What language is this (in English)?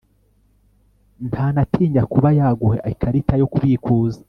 Kinyarwanda